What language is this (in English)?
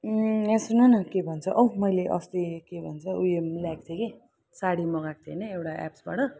Nepali